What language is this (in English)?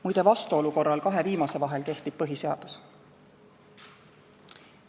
Estonian